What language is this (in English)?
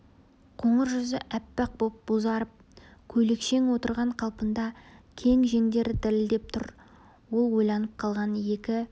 Kazakh